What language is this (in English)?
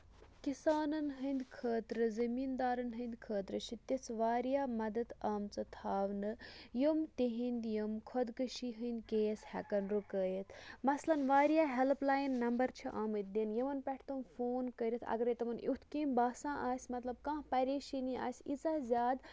Kashmiri